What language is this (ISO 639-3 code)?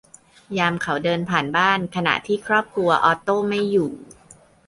tha